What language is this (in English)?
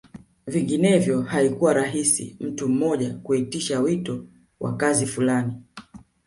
Swahili